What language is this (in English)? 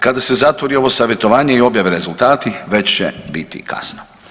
Croatian